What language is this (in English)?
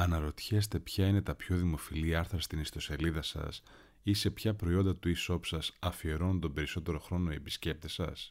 Greek